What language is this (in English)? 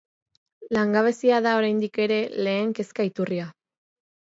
Basque